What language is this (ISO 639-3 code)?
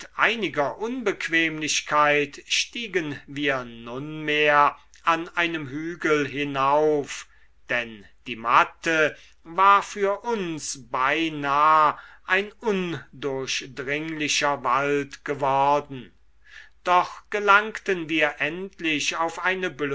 deu